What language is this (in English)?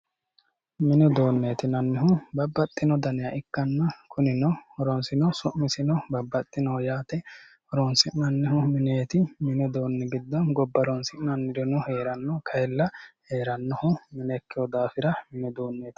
Sidamo